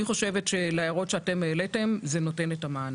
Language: Hebrew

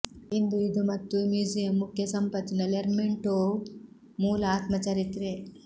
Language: Kannada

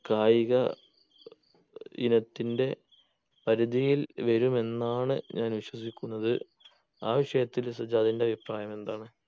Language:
Malayalam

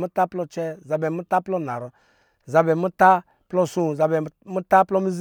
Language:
Lijili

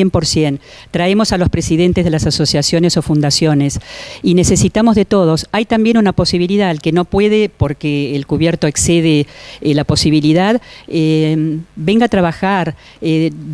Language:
Spanish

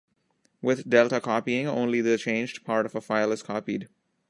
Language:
English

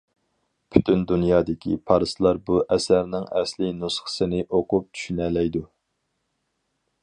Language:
Uyghur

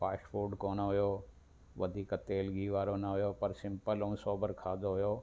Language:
Sindhi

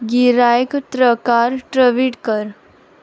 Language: Konkani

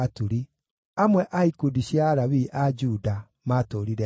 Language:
Kikuyu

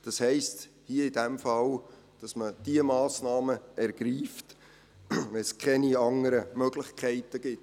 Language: Swiss German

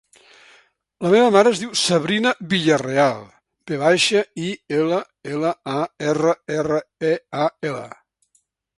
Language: Catalan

